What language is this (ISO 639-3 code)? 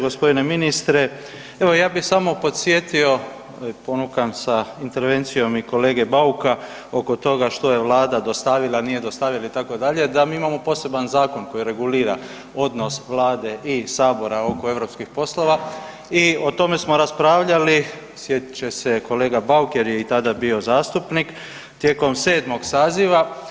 hrv